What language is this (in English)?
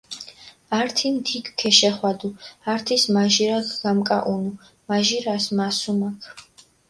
Mingrelian